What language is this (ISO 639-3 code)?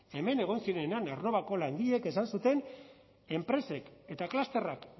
eus